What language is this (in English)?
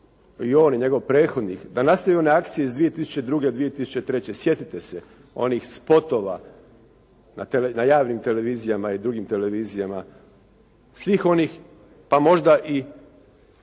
Croatian